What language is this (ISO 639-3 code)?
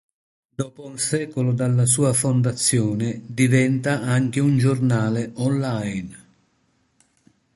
ita